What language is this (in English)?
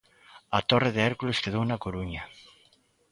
Galician